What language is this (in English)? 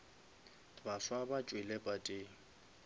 Northern Sotho